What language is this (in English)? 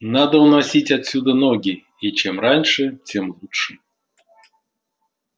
Russian